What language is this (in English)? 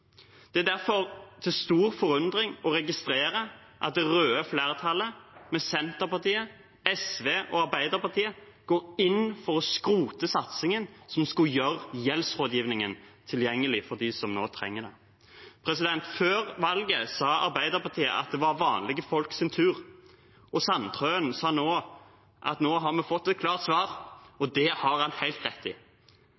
Norwegian Bokmål